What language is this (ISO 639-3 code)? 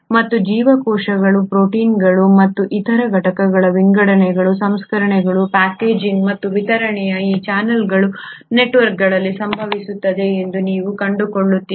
kan